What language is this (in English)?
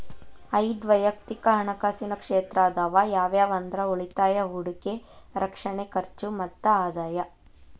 Kannada